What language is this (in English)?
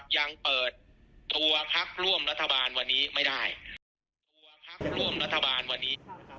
Thai